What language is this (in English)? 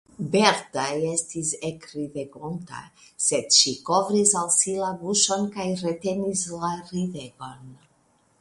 Esperanto